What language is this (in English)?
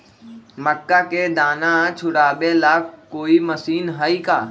Magahi